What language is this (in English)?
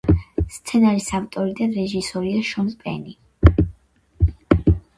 Georgian